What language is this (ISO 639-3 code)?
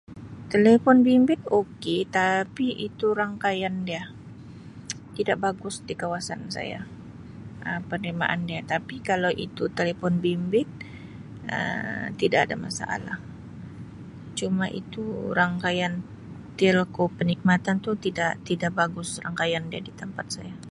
msi